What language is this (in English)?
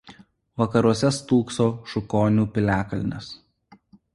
Lithuanian